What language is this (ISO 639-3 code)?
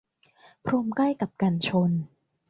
tha